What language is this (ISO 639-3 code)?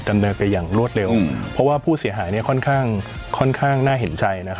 tha